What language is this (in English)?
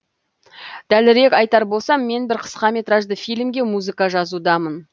Kazakh